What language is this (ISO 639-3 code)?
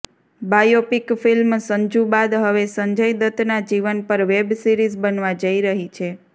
guj